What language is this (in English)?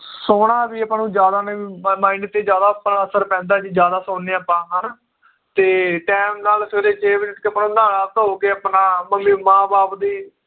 Punjabi